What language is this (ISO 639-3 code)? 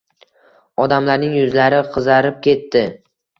uzb